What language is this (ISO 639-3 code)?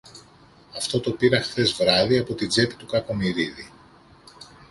ell